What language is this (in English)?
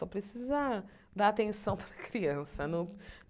Portuguese